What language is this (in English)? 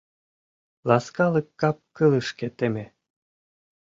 Mari